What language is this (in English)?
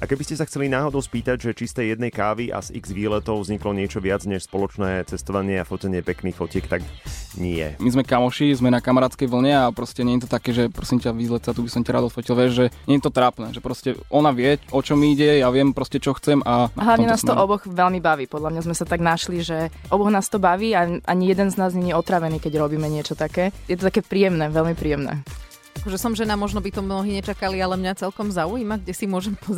Slovak